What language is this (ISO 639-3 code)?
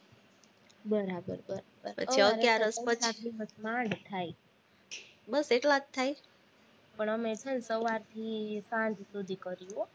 guj